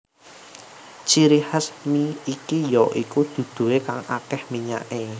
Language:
Javanese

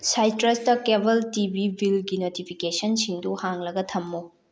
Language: Manipuri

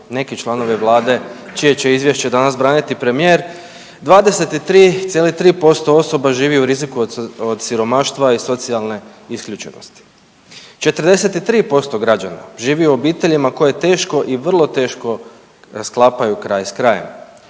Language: Croatian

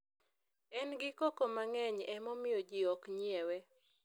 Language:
Luo (Kenya and Tanzania)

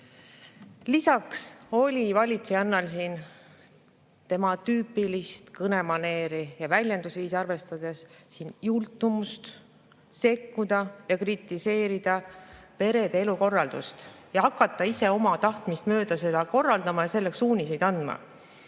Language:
Estonian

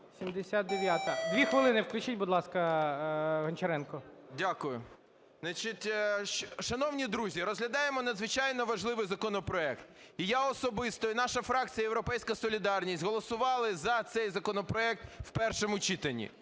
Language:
Ukrainian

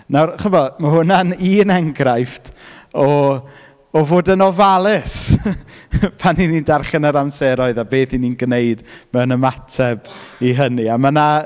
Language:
Welsh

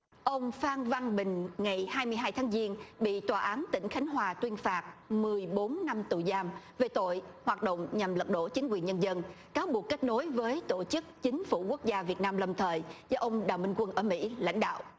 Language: Vietnamese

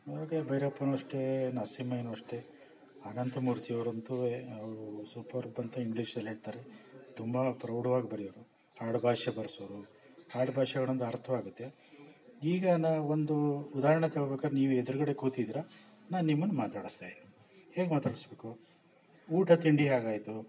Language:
Kannada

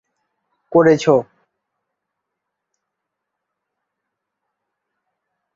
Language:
Bangla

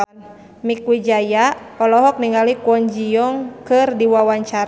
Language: Sundanese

